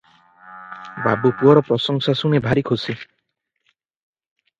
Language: Odia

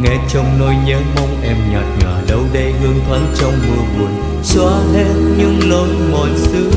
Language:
Vietnamese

